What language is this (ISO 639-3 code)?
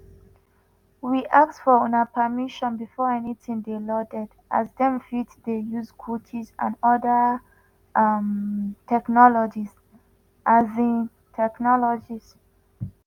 pcm